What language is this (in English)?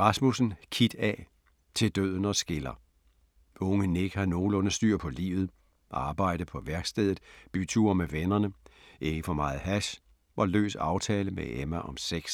Danish